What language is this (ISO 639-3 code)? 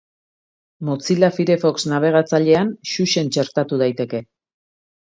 eus